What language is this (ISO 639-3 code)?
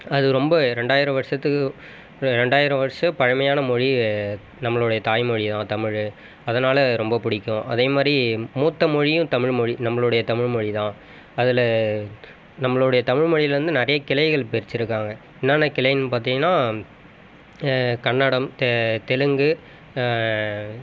tam